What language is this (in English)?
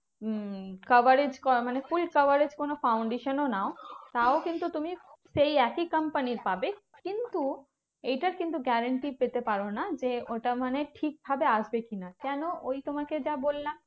Bangla